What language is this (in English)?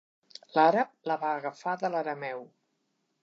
Catalan